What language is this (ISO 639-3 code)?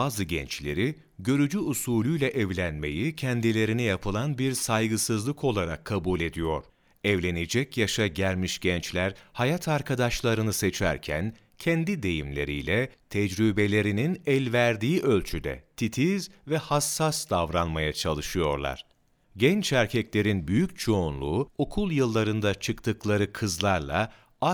tur